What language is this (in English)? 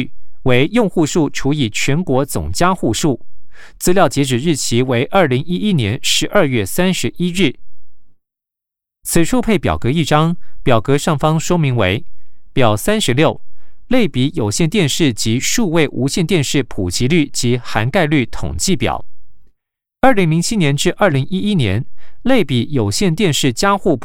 Chinese